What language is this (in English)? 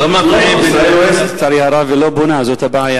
Hebrew